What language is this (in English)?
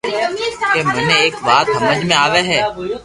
Loarki